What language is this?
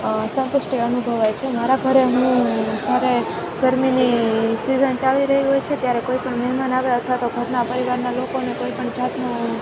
Gujarati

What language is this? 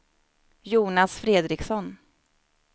Swedish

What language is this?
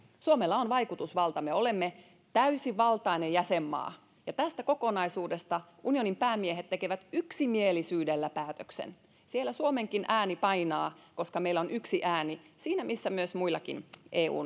Finnish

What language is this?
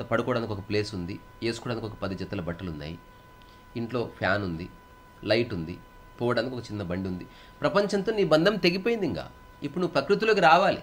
Telugu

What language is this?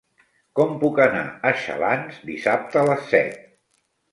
Catalan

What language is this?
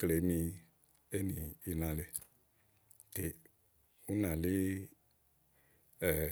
Igo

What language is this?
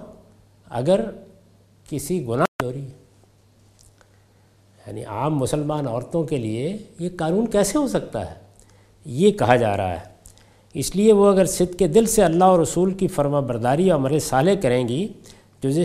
Urdu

